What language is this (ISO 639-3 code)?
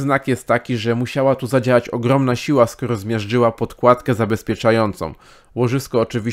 pol